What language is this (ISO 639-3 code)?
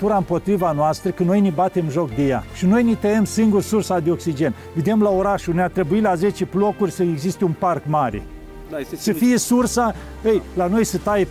ron